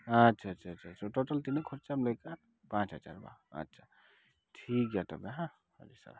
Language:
Santali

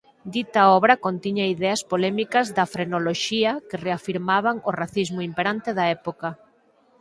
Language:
Galician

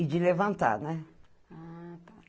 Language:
Portuguese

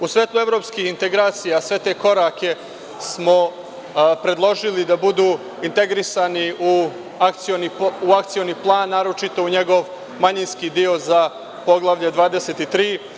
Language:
Serbian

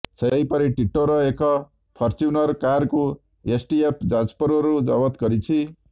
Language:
Odia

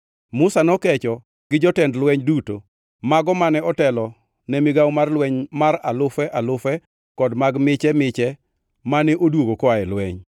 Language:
Luo (Kenya and Tanzania)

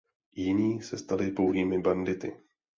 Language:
Czech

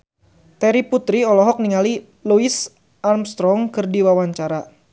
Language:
Sundanese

